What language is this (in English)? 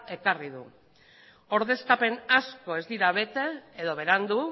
Basque